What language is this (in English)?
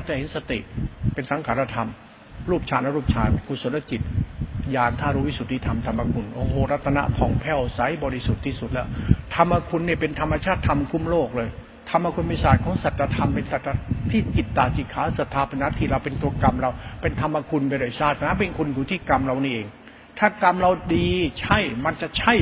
Thai